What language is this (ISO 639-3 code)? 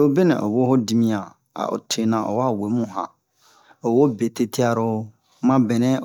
bmq